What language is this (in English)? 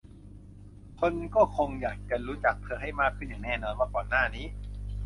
Thai